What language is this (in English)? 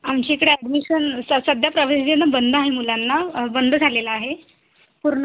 Marathi